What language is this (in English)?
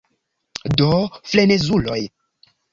Esperanto